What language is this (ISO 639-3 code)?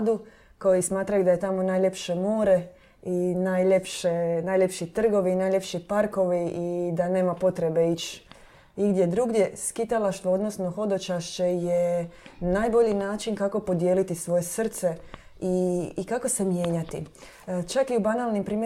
hrv